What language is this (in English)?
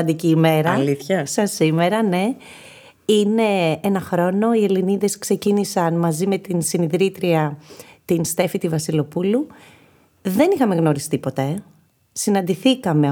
Greek